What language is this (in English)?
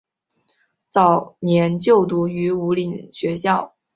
Chinese